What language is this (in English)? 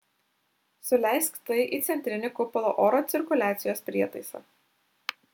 Lithuanian